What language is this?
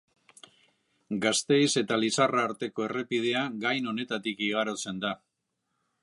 Basque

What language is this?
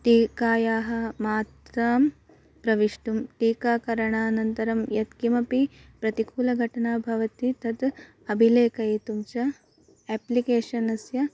Sanskrit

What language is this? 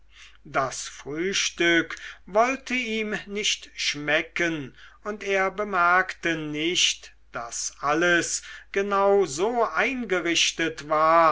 German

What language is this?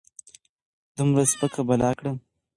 Pashto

